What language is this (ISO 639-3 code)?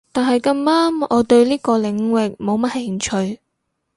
yue